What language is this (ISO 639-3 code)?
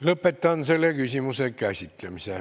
est